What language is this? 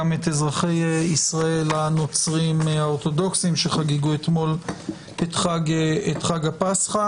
Hebrew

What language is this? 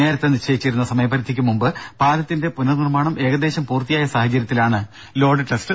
Malayalam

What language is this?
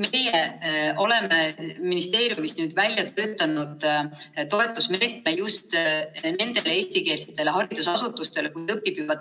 Estonian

